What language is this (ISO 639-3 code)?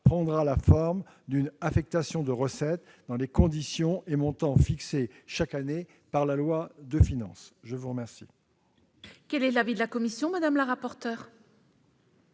fra